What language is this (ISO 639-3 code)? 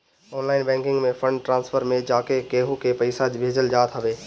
bho